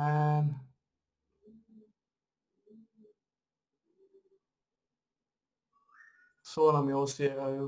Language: Slovak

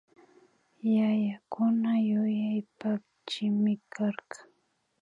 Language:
Imbabura Highland Quichua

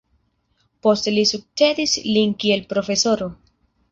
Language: Esperanto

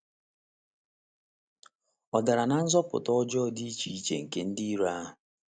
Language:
Igbo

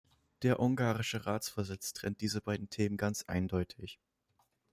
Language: German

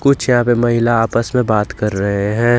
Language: Hindi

